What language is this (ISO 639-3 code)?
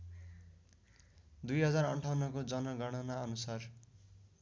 nep